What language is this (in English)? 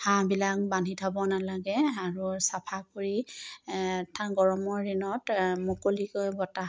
Assamese